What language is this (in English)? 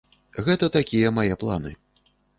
Belarusian